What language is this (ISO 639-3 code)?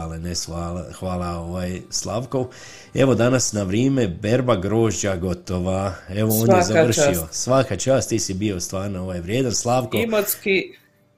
hrv